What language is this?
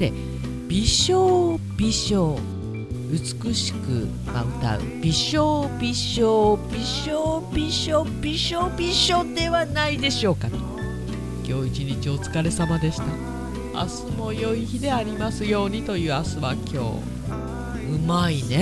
Japanese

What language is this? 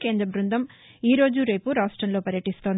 Telugu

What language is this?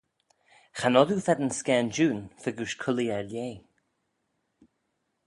Manx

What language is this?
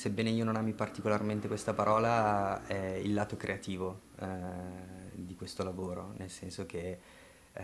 Italian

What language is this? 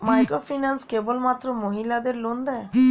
Bangla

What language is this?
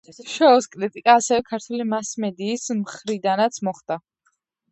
Georgian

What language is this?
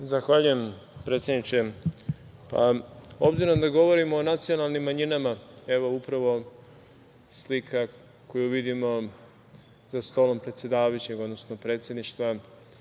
Serbian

